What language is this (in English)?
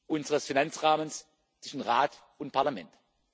German